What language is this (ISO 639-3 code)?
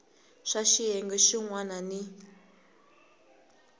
tso